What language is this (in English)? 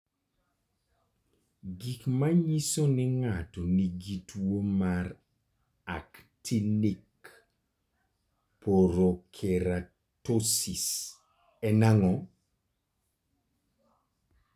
Luo (Kenya and Tanzania)